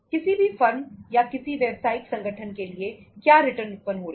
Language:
Hindi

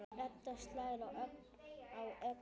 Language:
Icelandic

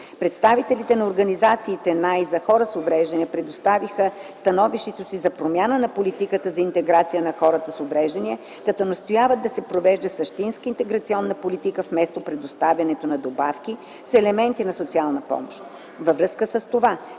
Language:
Bulgarian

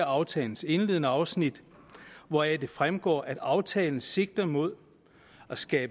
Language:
Danish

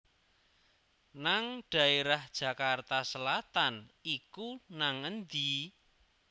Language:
Javanese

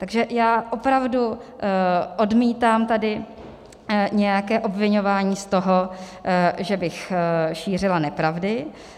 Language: Czech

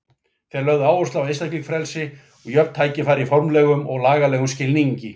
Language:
Icelandic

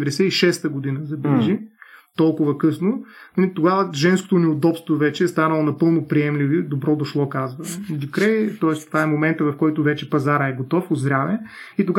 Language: Bulgarian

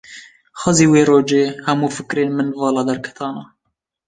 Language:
Kurdish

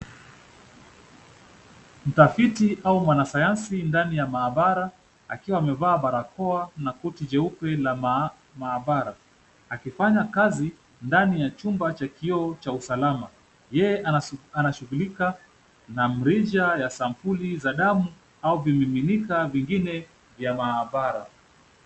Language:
Swahili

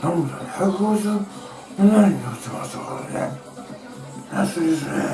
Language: Japanese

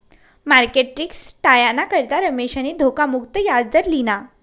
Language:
Marathi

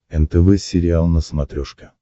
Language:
Russian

